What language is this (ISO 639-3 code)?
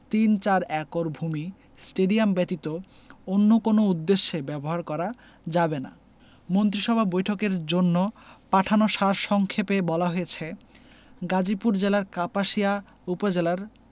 ben